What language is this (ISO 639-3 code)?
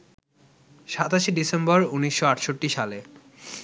ben